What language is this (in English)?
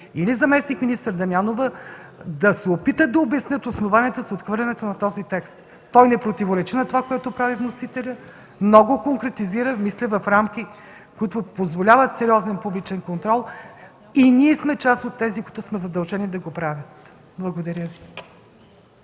Bulgarian